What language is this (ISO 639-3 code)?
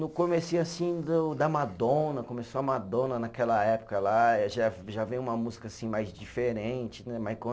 por